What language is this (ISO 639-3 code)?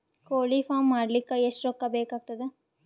kan